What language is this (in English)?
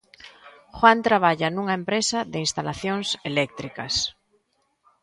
Galician